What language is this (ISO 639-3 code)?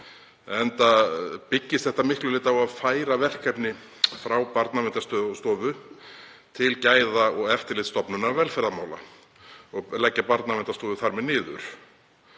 isl